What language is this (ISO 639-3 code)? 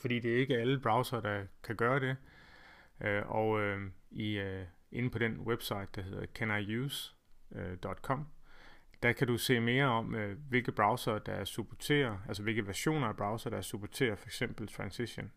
dan